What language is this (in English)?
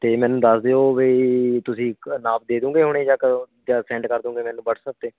Punjabi